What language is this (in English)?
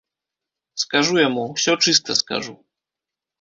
Belarusian